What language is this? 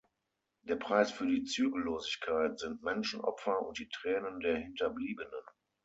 German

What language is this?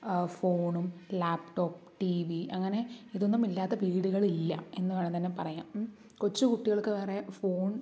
Malayalam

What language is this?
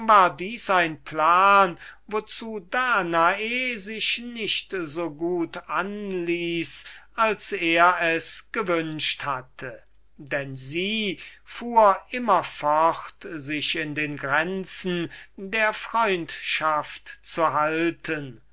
German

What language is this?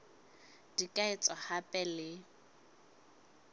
Southern Sotho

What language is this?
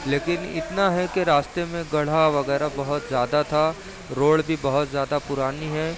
Urdu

